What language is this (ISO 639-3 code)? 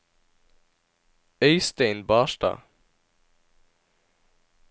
nor